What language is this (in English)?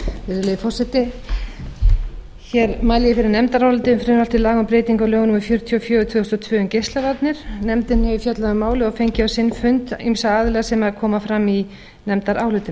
Icelandic